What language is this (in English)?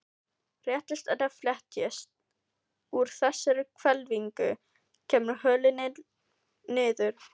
Icelandic